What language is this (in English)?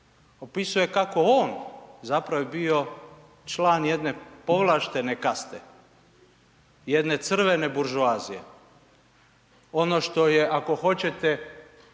Croatian